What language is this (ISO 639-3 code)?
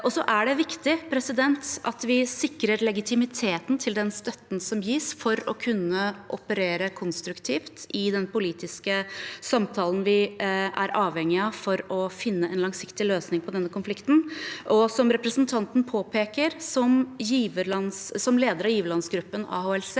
nor